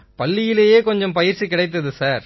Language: Tamil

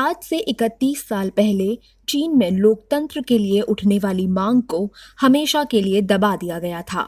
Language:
Hindi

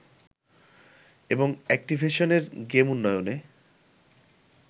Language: Bangla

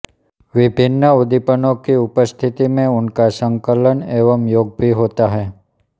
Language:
Hindi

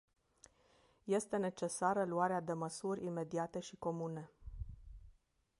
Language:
Romanian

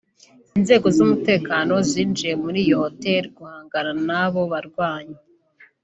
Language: Kinyarwanda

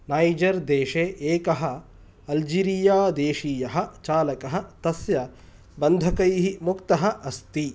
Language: Sanskrit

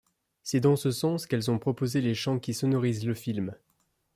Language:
French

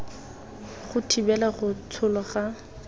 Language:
Tswana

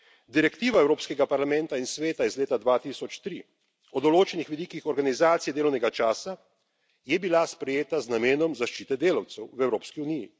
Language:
Slovenian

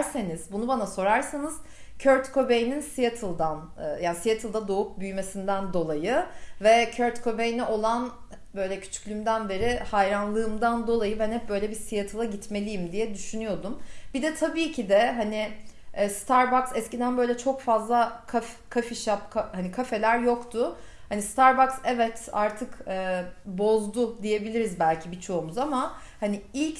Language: Turkish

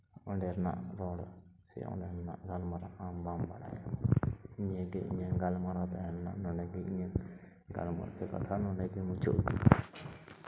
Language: Santali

